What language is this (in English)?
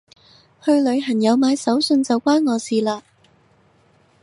Cantonese